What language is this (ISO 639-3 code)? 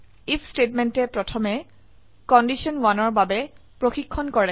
asm